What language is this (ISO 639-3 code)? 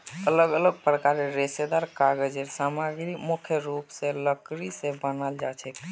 mag